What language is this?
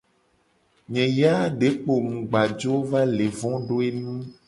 Gen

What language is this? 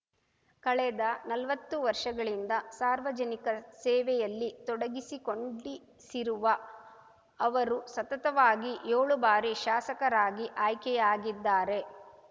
Kannada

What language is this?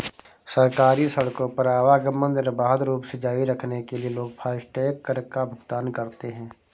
Hindi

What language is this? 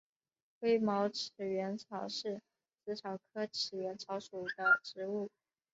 Chinese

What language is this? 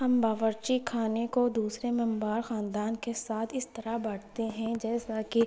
Urdu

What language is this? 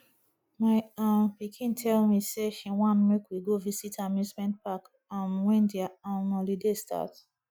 Nigerian Pidgin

